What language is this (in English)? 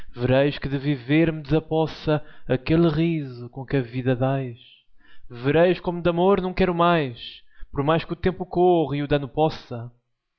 Portuguese